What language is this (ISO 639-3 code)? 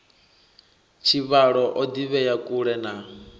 ven